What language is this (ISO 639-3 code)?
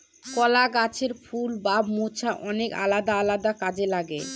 ben